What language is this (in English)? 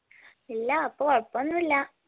Malayalam